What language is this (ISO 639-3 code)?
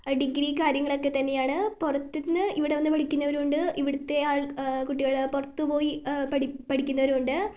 mal